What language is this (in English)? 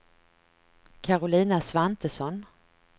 Swedish